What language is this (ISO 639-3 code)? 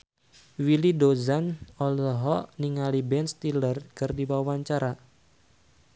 sun